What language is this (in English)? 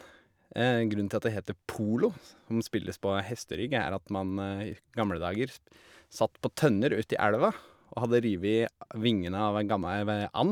Norwegian